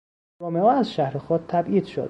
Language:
Persian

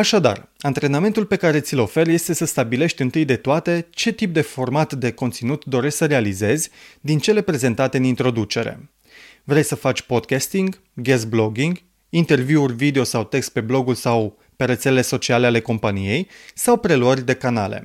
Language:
Romanian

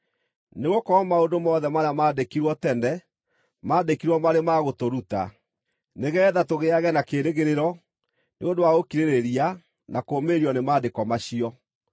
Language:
Kikuyu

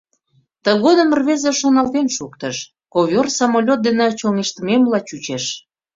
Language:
Mari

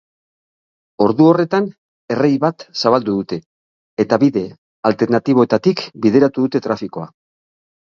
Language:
Basque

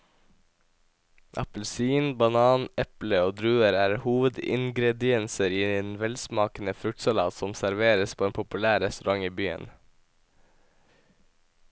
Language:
Norwegian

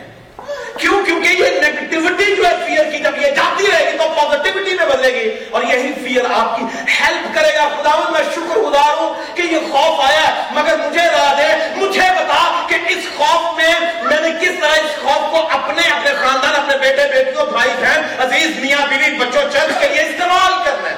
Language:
Urdu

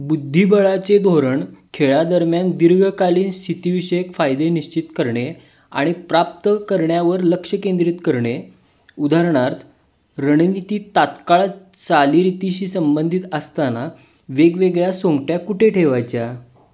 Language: Marathi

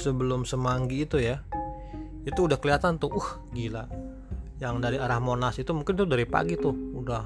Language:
Indonesian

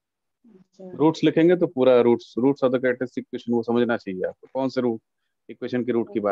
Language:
Hindi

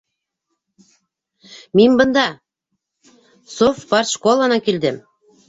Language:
Bashkir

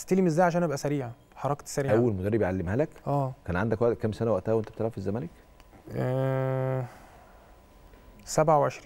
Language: Arabic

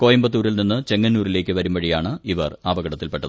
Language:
Malayalam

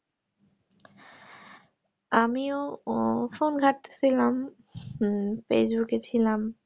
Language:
Bangla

